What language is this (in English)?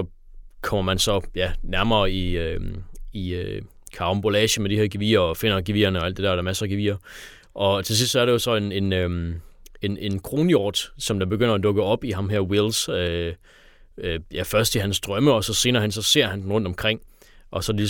Danish